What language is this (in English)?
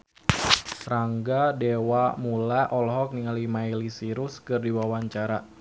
Sundanese